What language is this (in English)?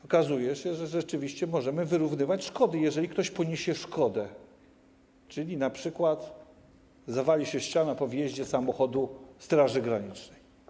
Polish